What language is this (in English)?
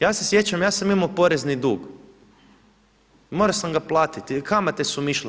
Croatian